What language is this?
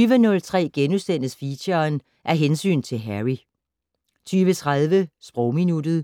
Danish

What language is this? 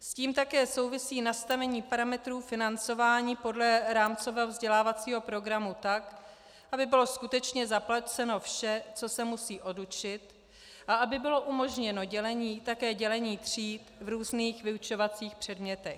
Czech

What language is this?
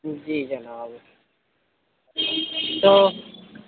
Urdu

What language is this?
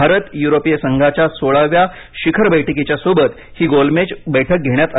Marathi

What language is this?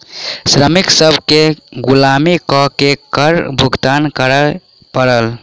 Maithili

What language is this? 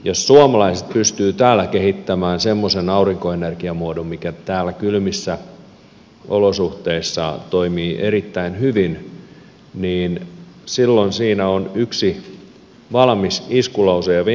Finnish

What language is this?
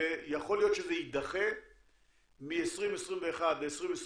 Hebrew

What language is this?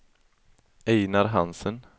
Swedish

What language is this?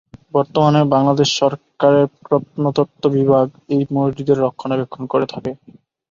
Bangla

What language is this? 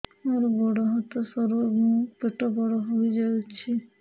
Odia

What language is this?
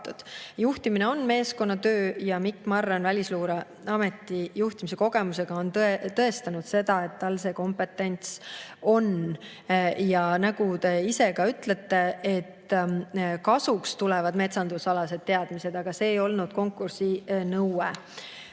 Estonian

